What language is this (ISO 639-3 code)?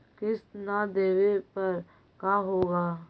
mag